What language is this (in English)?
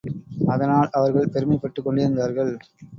Tamil